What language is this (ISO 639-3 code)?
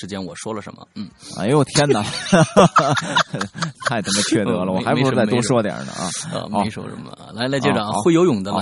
zho